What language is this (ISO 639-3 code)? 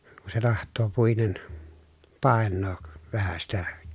fin